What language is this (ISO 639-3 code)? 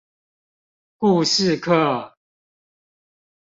zho